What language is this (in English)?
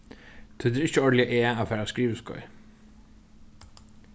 Faroese